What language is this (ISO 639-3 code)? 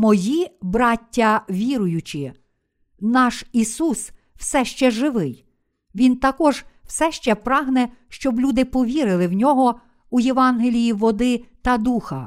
ukr